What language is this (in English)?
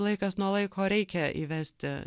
Lithuanian